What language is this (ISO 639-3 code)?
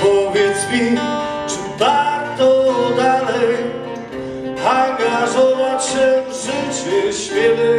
pol